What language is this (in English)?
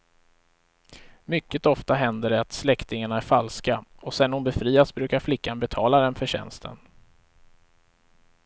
Swedish